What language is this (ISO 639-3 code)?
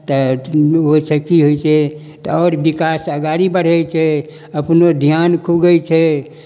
mai